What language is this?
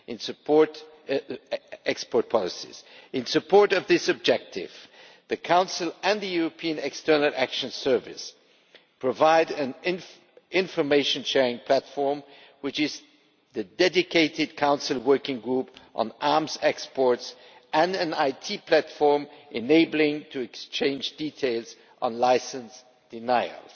English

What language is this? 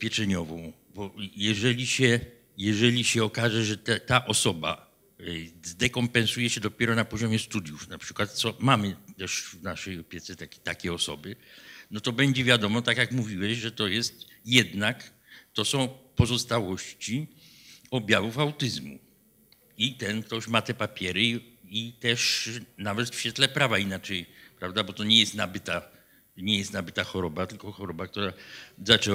Polish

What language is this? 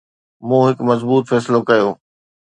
Sindhi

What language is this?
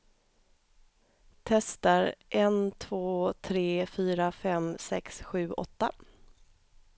Swedish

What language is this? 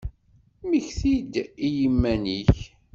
Kabyle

